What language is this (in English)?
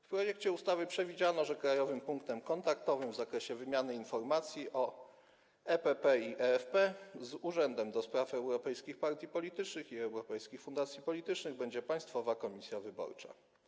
Polish